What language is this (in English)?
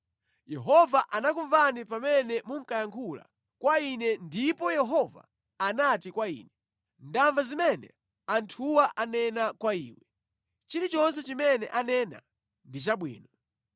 Nyanja